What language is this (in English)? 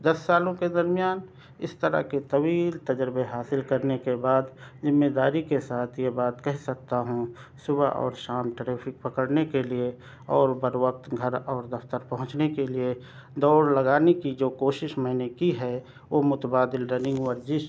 Urdu